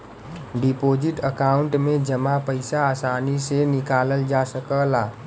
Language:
Bhojpuri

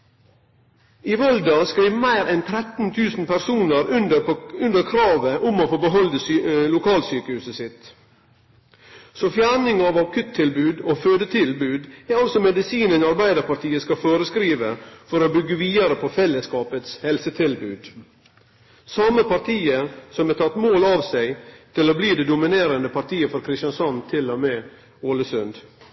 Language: Norwegian Nynorsk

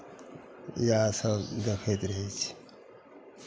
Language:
Maithili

